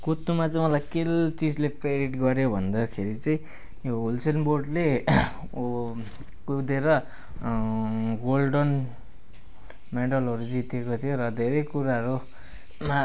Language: Nepali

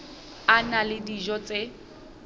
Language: Southern Sotho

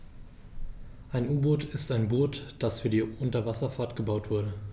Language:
German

